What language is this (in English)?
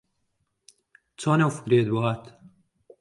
Central Kurdish